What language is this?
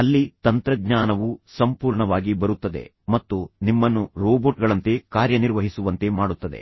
Kannada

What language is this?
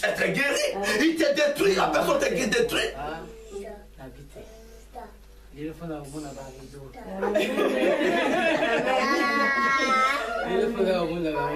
French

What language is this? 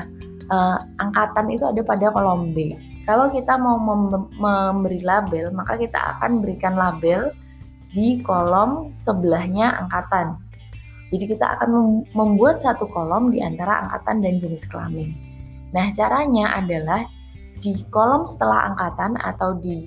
Indonesian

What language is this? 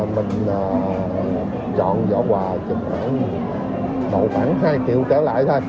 Vietnamese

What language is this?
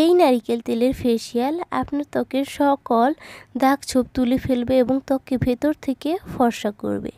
Turkish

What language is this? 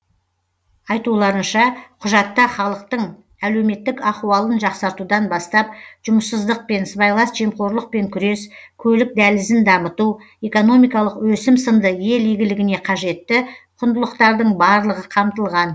Kazakh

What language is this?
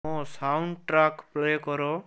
Odia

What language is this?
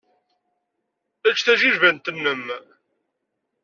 Kabyle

